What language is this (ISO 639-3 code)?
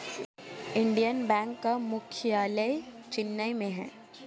hin